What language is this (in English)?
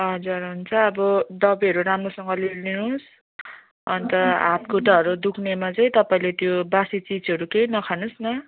Nepali